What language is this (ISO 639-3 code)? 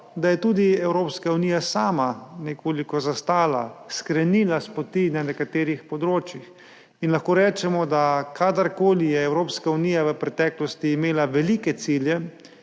slv